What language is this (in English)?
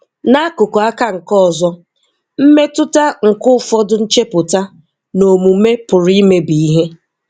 Igbo